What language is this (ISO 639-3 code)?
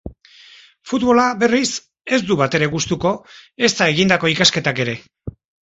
eus